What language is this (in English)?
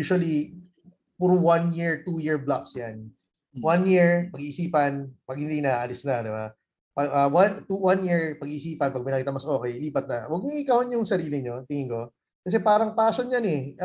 Filipino